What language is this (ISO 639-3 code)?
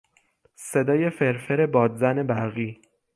fas